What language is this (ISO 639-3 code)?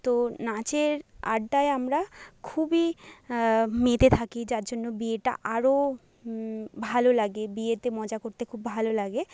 ben